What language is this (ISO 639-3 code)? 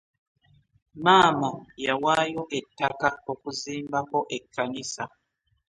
lug